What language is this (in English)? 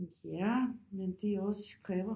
Danish